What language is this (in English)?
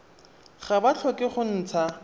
Tswana